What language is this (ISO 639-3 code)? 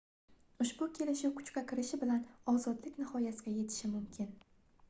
uzb